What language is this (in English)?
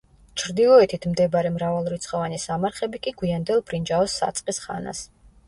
Georgian